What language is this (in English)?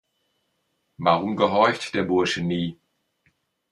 German